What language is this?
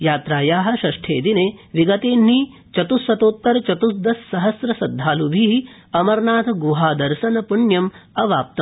Sanskrit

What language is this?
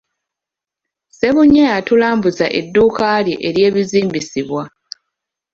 Ganda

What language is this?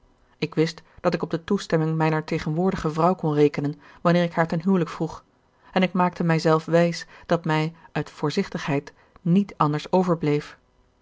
Dutch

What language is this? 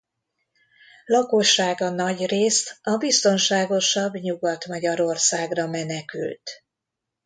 Hungarian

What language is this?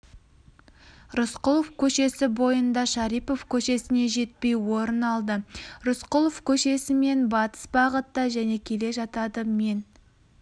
Kazakh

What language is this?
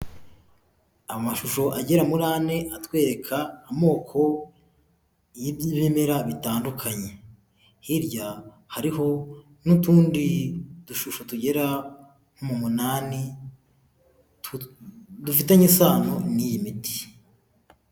Kinyarwanda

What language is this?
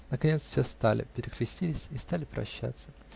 Russian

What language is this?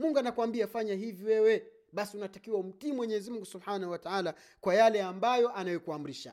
Swahili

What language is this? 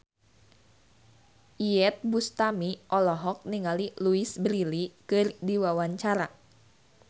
Sundanese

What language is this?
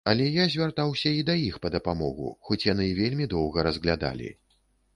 Belarusian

